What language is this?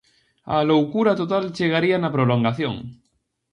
Galician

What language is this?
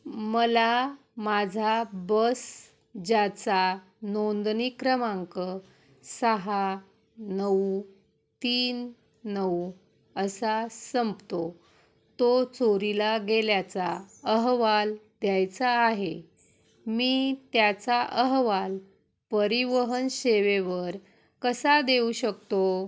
Marathi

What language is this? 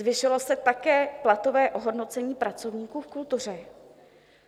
Czech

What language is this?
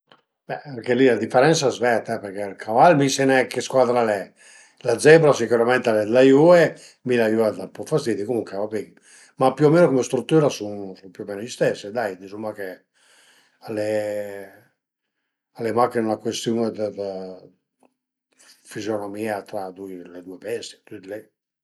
Piedmontese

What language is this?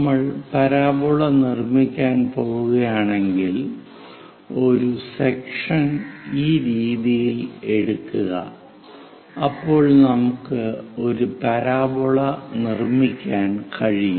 Malayalam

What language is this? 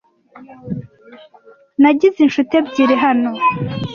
Kinyarwanda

